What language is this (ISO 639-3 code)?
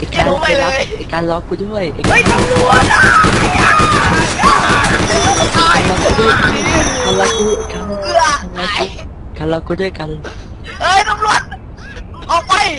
tha